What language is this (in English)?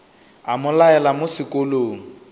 Northern Sotho